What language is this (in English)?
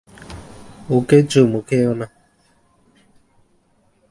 Bangla